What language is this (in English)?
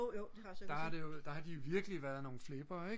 Danish